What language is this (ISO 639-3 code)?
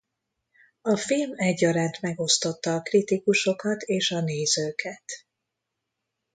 hun